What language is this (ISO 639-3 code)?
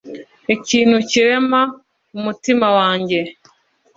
kin